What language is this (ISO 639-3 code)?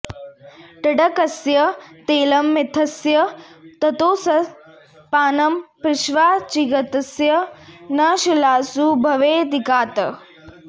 san